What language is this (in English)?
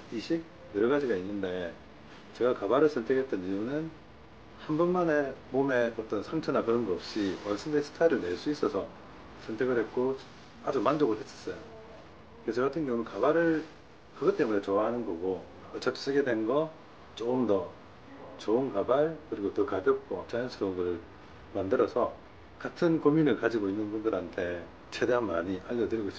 Korean